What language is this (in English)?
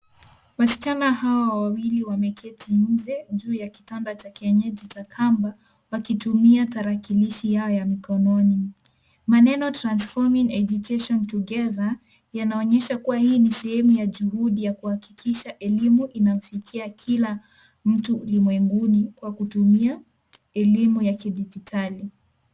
Swahili